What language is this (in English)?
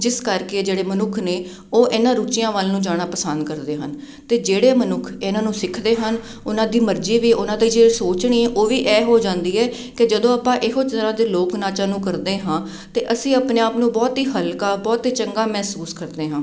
Punjabi